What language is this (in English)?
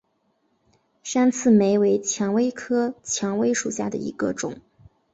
Chinese